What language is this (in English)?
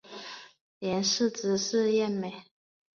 Chinese